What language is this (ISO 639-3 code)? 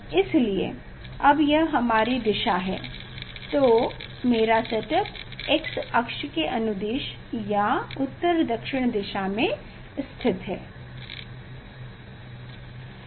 hin